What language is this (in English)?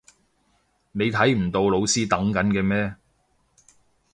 Cantonese